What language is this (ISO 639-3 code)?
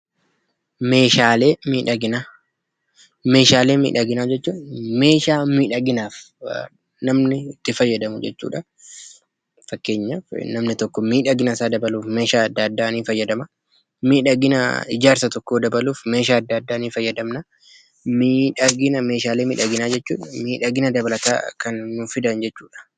orm